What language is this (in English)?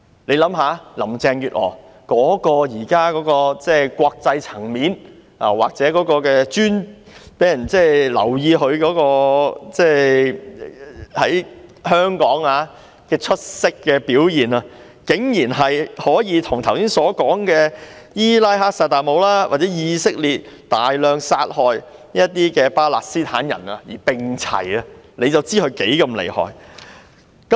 Cantonese